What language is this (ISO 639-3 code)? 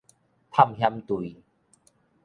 nan